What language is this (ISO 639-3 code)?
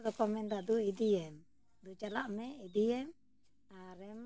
sat